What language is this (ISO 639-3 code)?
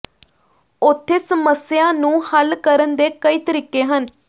pan